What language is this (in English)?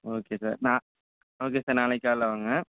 Tamil